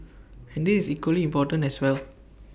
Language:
English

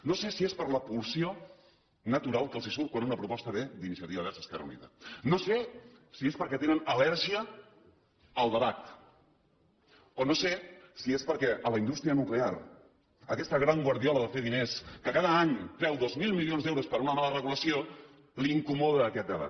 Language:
Catalan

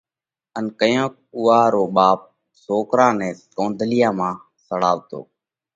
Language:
Parkari Koli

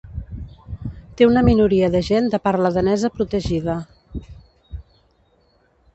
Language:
Catalan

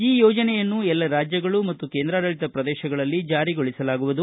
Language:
Kannada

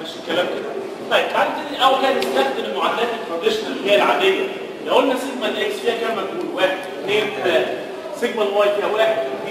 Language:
Arabic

